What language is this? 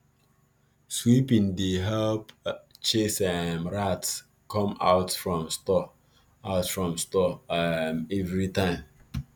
Nigerian Pidgin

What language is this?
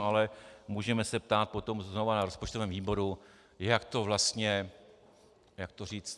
Czech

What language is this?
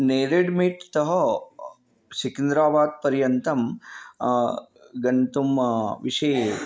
Sanskrit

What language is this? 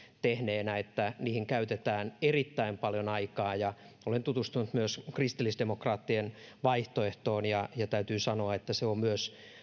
Finnish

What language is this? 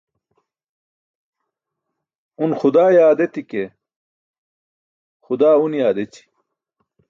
Burushaski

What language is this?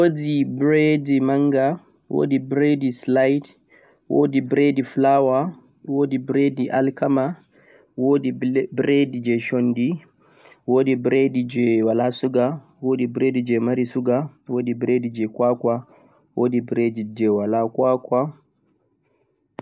Central-Eastern Niger Fulfulde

